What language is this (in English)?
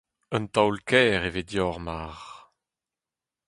Breton